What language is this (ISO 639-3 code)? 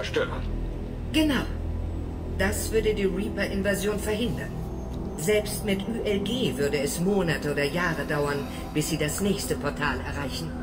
deu